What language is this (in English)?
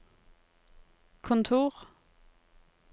Norwegian